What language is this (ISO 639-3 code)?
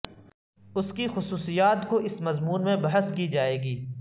urd